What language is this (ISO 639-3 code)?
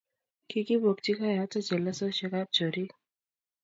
kln